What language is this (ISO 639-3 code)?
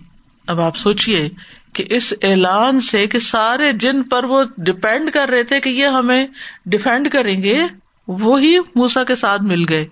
urd